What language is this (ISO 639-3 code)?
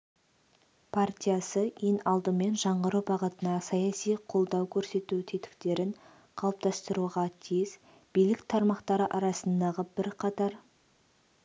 kaz